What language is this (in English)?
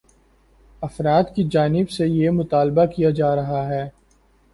Urdu